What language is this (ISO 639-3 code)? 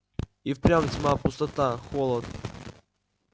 rus